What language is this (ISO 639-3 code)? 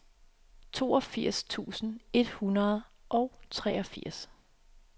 dan